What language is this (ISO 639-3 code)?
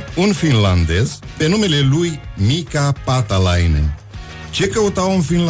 ron